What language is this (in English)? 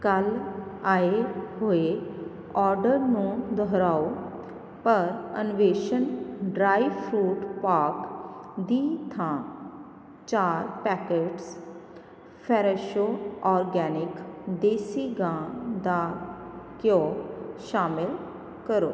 Punjabi